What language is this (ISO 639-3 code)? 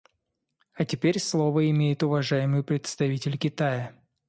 rus